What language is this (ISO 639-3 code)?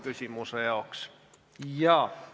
est